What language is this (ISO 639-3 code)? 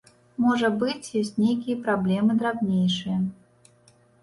bel